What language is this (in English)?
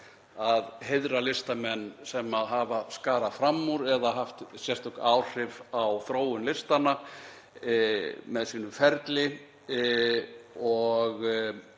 Icelandic